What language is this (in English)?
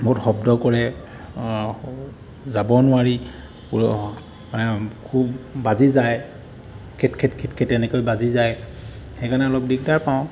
Assamese